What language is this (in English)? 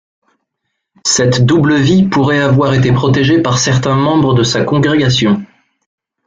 French